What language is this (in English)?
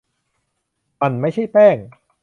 Thai